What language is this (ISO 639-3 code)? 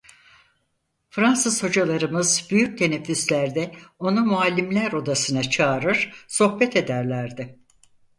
tur